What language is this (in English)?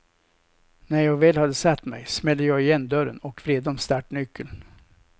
Swedish